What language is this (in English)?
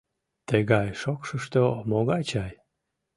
Mari